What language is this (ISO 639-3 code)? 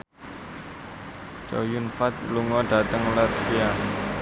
jav